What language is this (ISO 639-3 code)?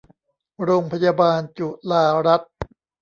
tha